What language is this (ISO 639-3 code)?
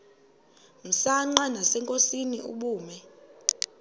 xho